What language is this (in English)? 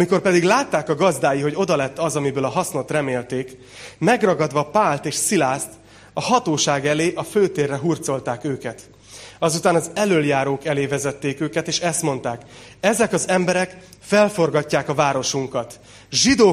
Hungarian